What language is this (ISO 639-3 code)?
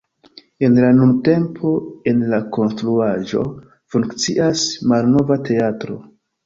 epo